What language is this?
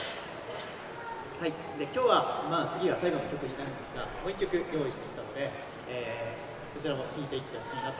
Japanese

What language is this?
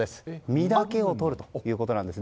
Japanese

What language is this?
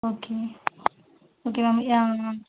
Tamil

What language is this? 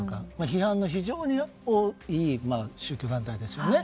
Japanese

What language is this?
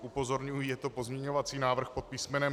Czech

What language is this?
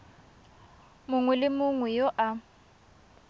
Tswana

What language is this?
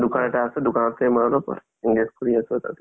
Assamese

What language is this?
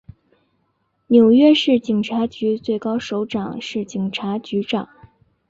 Chinese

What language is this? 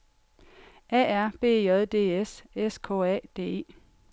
Danish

